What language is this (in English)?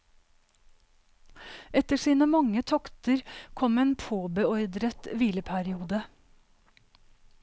Norwegian